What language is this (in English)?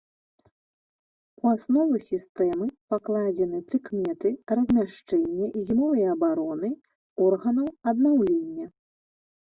Belarusian